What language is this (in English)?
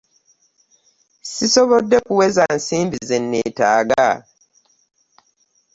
Ganda